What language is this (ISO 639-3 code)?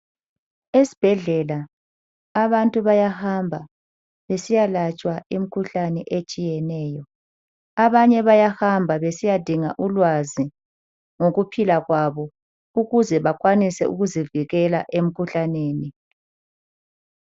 nde